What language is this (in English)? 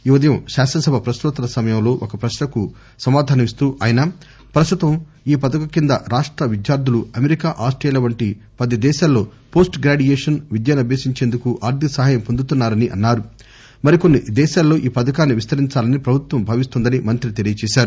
Telugu